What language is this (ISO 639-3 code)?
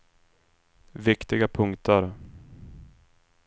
swe